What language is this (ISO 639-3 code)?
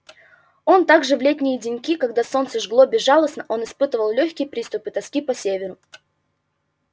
rus